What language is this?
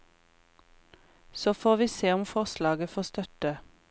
Norwegian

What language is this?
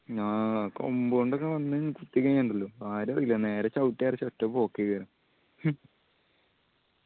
Malayalam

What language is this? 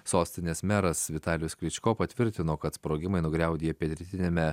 Lithuanian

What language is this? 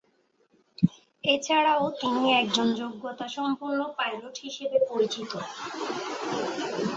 Bangla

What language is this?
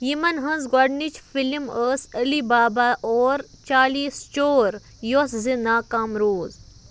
Kashmiri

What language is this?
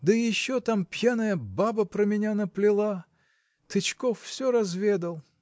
Russian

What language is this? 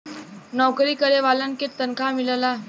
Bhojpuri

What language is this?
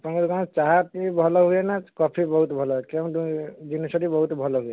Odia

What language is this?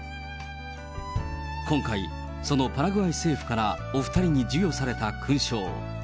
Japanese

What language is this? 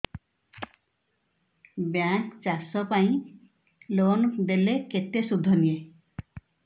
Odia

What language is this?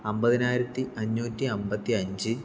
Malayalam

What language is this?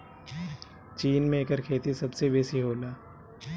Bhojpuri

